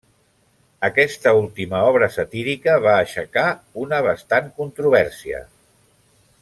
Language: Catalan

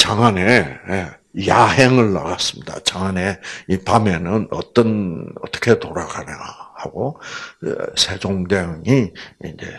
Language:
Korean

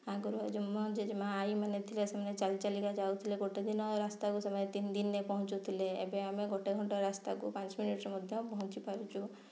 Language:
Odia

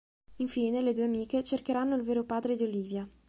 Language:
Italian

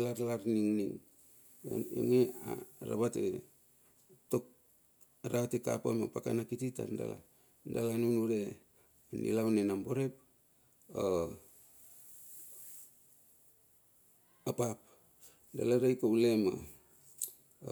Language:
Bilur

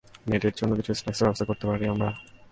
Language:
Bangla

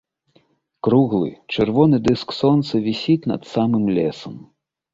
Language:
Belarusian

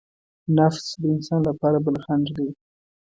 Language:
Pashto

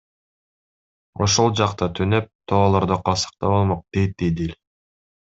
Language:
Kyrgyz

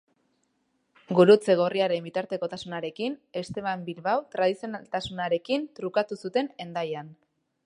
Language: Basque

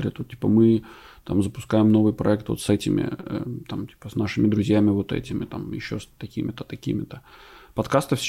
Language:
Russian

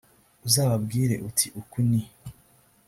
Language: Kinyarwanda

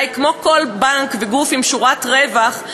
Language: Hebrew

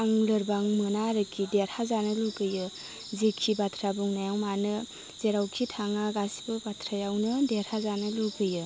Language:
Bodo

